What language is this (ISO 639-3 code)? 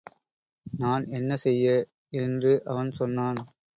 tam